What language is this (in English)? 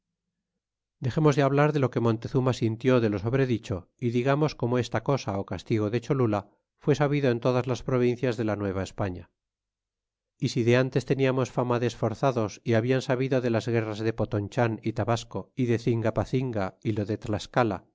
Spanish